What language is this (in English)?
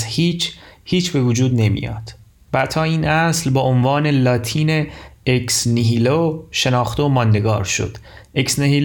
Persian